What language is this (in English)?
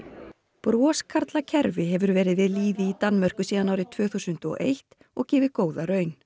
Icelandic